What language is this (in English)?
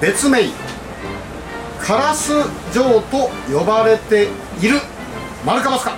Japanese